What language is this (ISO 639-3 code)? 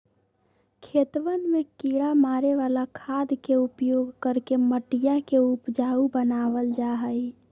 mag